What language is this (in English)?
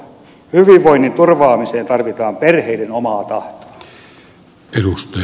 Finnish